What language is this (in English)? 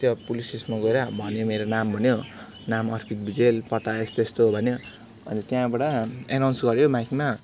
Nepali